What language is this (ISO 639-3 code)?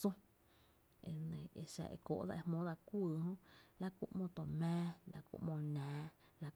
cte